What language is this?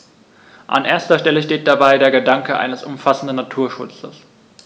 German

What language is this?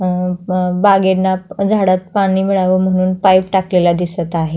Marathi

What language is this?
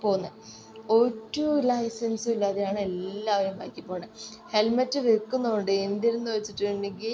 Malayalam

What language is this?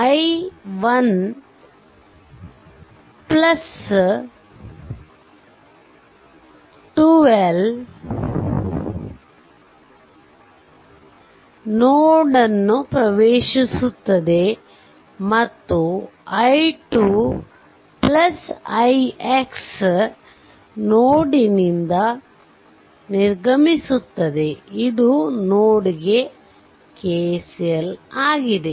Kannada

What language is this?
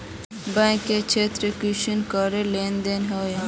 Magahi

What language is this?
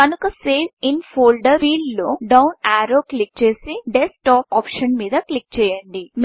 Telugu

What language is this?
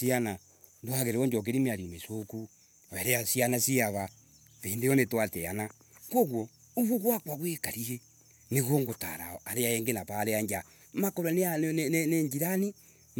Embu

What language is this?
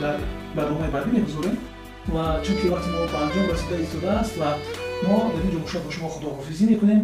Persian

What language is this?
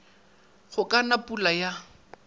Northern Sotho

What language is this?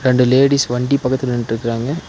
Tamil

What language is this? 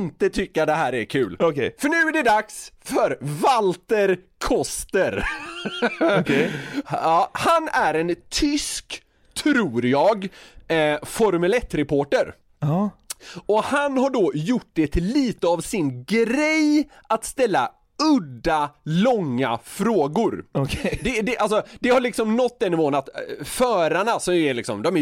Swedish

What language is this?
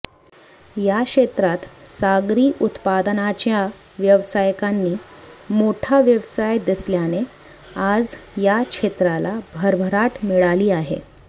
Marathi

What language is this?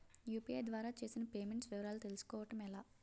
Telugu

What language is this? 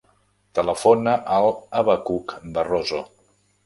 Catalan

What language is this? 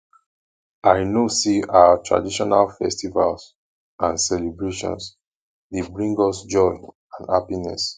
Nigerian Pidgin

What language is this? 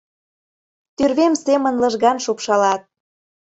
Mari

